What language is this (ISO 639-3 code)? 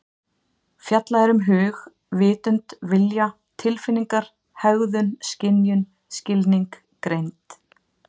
isl